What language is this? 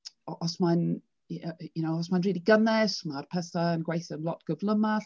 Welsh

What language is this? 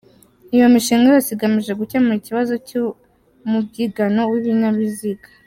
Kinyarwanda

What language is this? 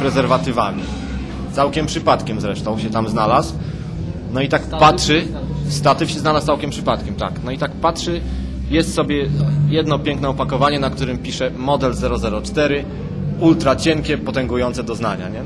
Polish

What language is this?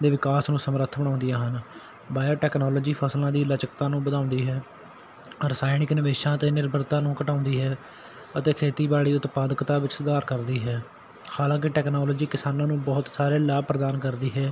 Punjabi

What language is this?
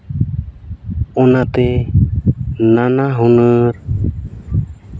Santali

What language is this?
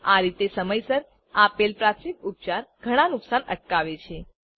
Gujarati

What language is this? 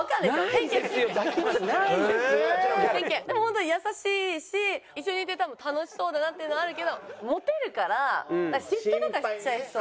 Japanese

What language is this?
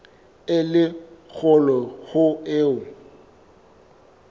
Southern Sotho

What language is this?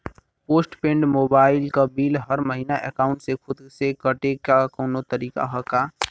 Bhojpuri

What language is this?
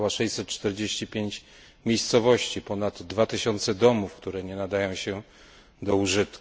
Polish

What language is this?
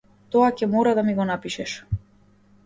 Macedonian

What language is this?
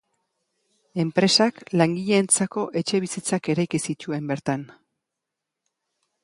Basque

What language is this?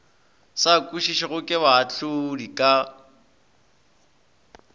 Northern Sotho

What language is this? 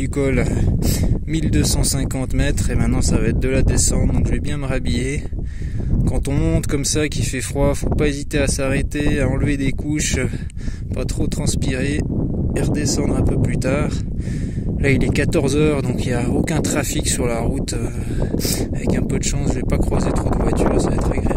French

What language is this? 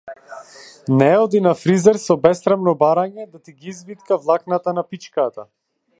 Macedonian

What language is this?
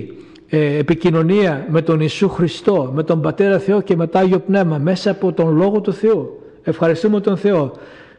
Greek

